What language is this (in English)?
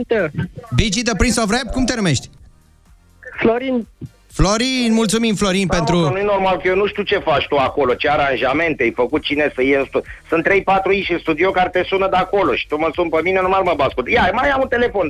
Romanian